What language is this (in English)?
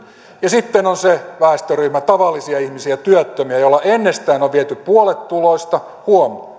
Finnish